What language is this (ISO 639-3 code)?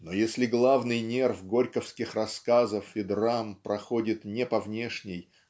rus